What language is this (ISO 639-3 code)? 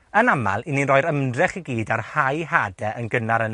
cym